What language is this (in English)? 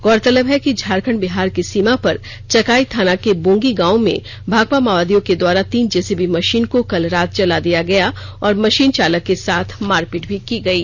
Hindi